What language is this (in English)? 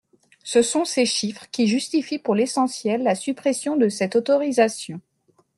French